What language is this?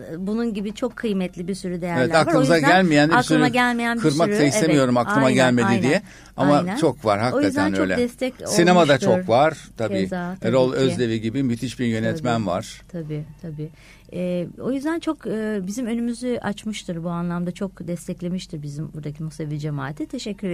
Turkish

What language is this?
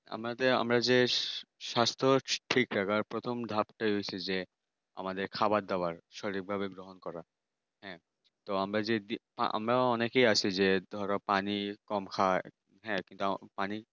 Bangla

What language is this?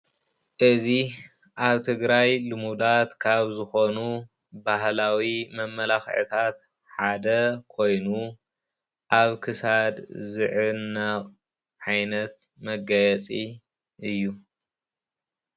Tigrinya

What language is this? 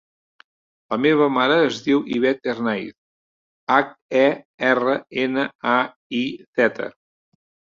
Catalan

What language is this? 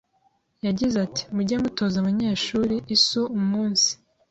Kinyarwanda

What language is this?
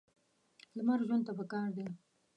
Pashto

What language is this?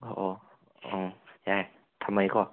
Manipuri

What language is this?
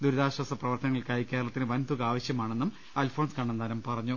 Malayalam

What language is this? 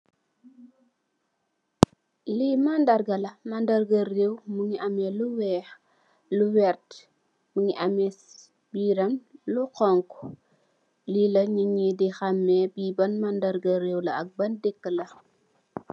Wolof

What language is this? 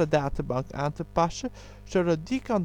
Dutch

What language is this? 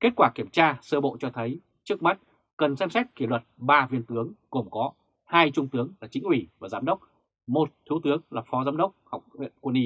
Vietnamese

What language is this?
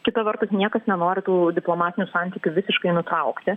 Lithuanian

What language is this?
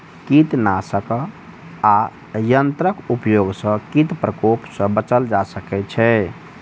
Maithili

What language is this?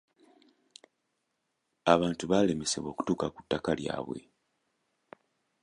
Ganda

